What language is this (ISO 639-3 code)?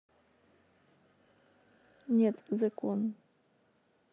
rus